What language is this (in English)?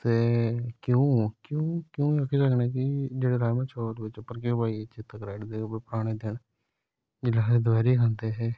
Dogri